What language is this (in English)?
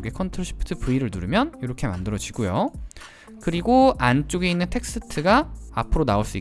Korean